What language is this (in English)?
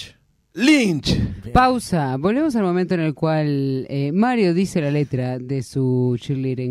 Spanish